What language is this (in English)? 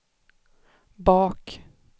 Swedish